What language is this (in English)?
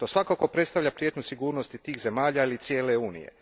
Croatian